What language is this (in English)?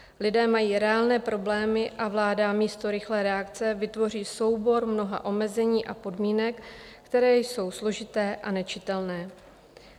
Czech